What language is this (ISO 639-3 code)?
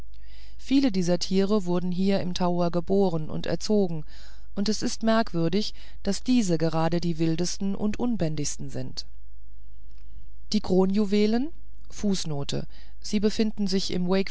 deu